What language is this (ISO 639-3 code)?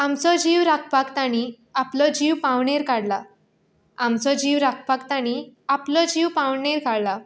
kok